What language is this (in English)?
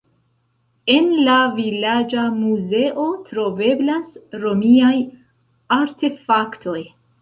Esperanto